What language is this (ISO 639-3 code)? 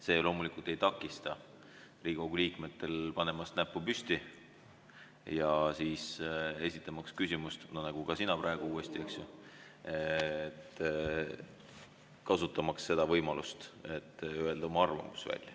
est